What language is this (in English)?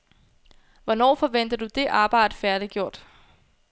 Danish